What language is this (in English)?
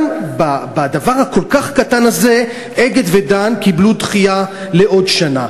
Hebrew